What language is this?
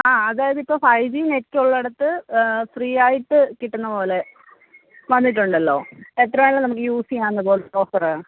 Malayalam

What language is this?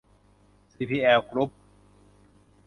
Thai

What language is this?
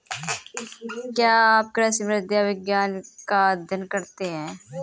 Hindi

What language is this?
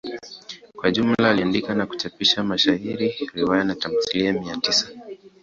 Swahili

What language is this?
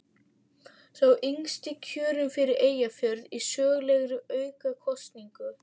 Icelandic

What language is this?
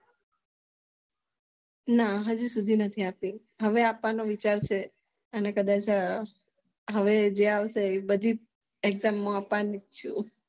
Gujarati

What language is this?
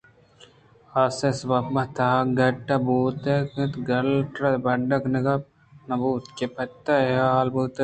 Eastern Balochi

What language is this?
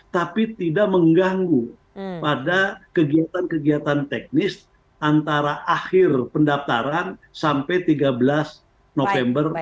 Indonesian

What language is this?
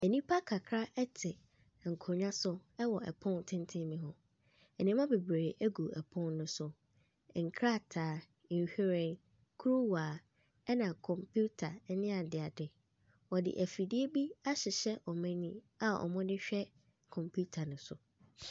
Akan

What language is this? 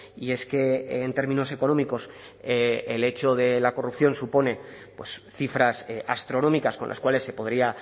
Spanish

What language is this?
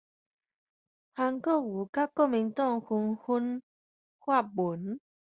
Min Nan Chinese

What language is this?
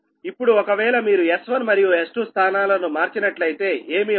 Telugu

